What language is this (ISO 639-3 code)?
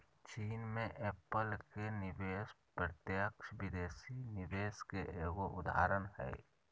mag